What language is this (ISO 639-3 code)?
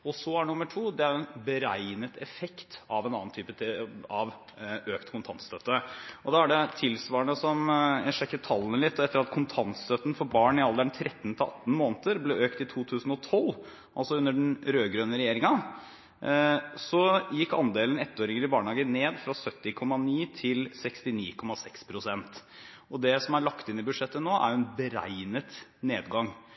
nob